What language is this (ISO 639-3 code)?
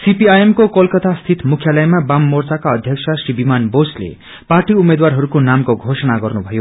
nep